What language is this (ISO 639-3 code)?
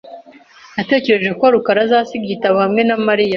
kin